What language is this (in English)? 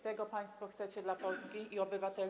Polish